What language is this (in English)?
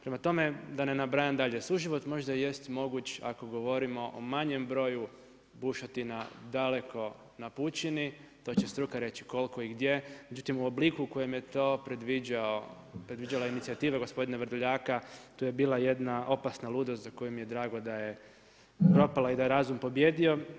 Croatian